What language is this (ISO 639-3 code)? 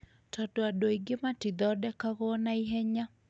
kik